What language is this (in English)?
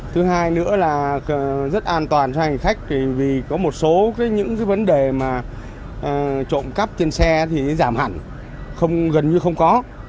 Vietnamese